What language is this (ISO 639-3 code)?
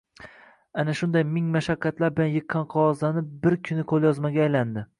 uzb